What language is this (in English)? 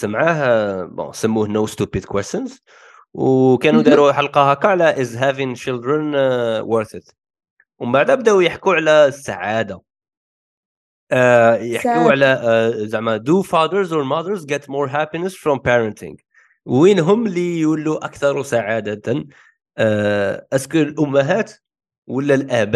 Arabic